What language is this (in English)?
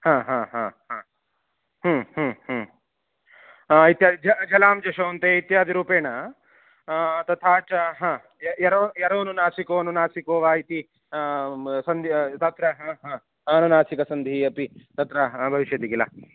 Sanskrit